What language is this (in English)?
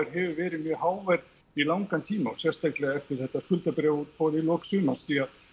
Icelandic